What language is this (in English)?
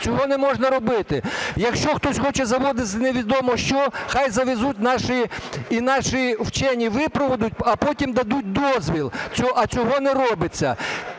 Ukrainian